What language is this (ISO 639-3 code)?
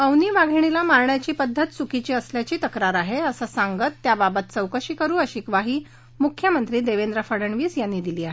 mar